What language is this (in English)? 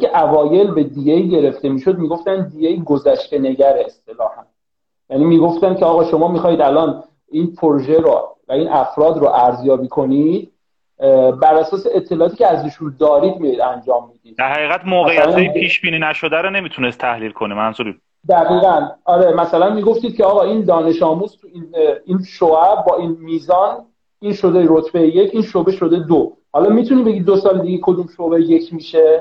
Persian